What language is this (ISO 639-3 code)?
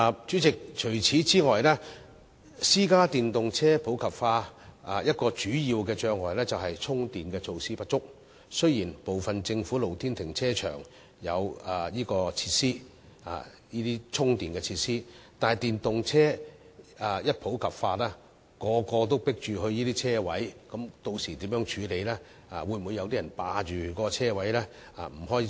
yue